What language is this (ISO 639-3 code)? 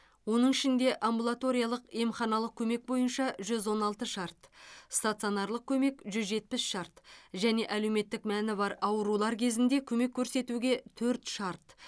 kaz